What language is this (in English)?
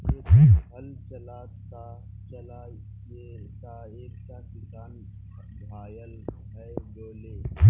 Magahi